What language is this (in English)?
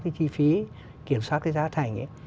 Vietnamese